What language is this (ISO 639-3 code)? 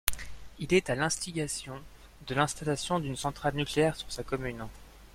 fra